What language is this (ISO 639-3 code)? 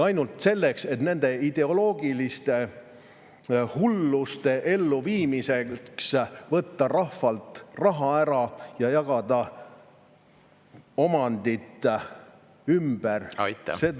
est